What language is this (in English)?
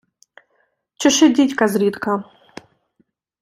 Ukrainian